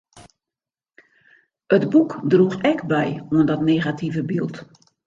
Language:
Western Frisian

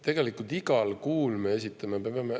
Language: Estonian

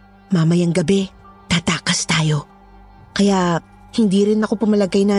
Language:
Filipino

